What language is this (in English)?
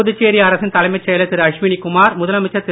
Tamil